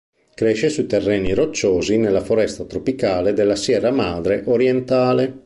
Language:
Italian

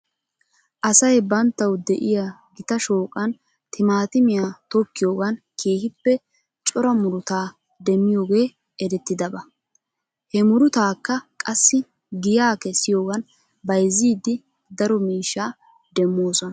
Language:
Wolaytta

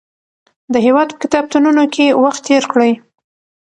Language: Pashto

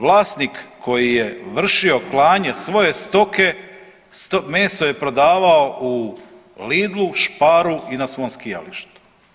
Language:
Croatian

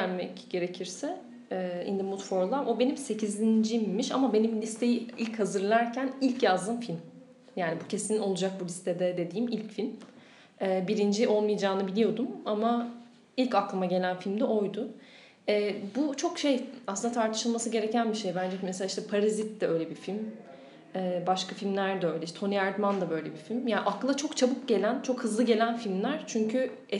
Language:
Turkish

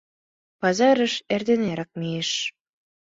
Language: Mari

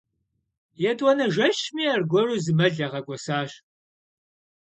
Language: Kabardian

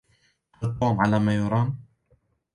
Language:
Arabic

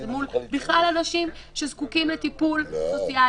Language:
Hebrew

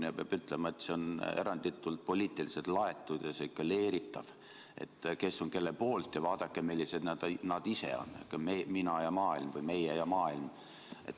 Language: Estonian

